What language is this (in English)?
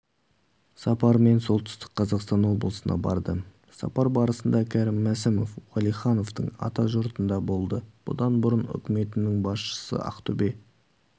Kazakh